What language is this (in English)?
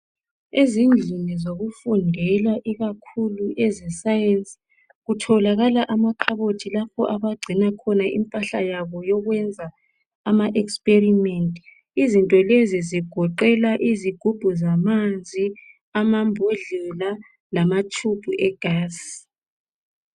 North Ndebele